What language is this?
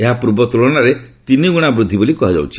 Odia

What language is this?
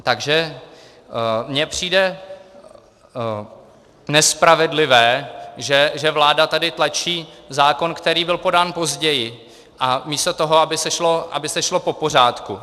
Czech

